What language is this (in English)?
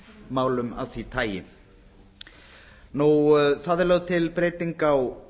Icelandic